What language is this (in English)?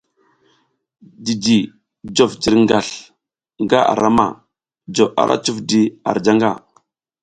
South Giziga